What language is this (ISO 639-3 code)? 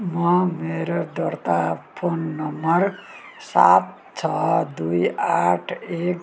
nep